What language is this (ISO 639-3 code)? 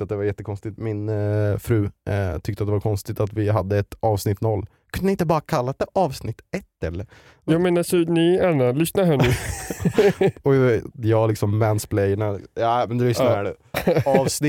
swe